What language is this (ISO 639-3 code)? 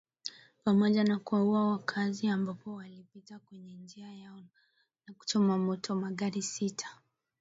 swa